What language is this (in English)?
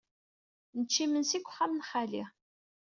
Kabyle